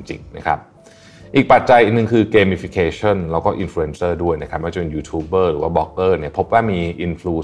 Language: Thai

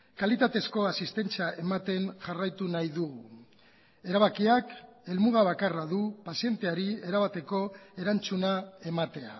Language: Basque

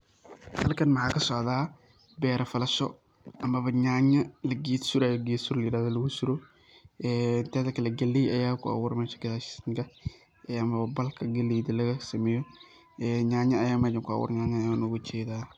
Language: Somali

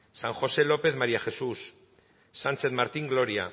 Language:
Basque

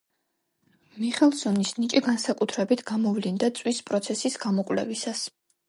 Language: Georgian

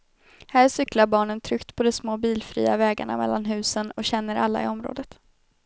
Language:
Swedish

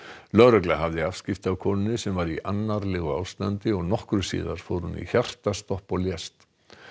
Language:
Icelandic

